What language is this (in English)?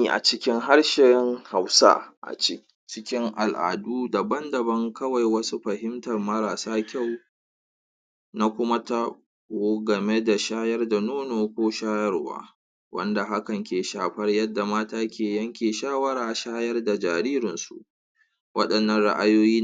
Hausa